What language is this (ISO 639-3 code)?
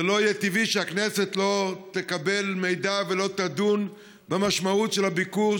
heb